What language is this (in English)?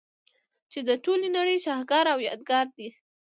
Pashto